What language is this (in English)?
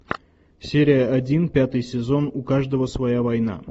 Russian